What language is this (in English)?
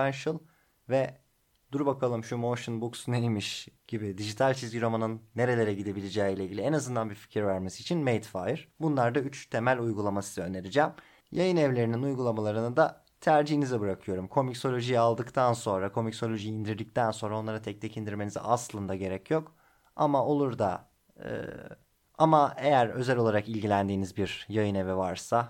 Turkish